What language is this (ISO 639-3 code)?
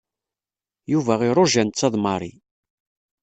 kab